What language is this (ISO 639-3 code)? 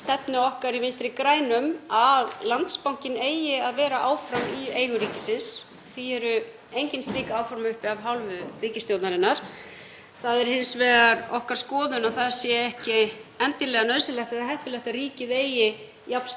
isl